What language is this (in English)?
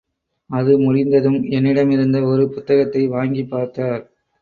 Tamil